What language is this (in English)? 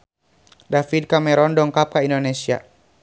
Sundanese